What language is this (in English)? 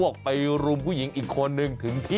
Thai